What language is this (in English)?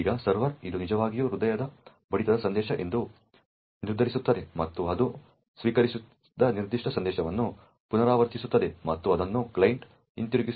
Kannada